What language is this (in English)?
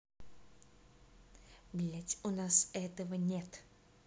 Russian